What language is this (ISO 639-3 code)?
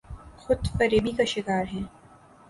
urd